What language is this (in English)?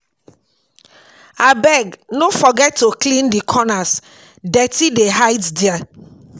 Nigerian Pidgin